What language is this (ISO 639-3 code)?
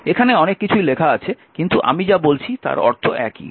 ben